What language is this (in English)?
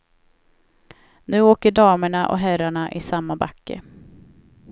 Swedish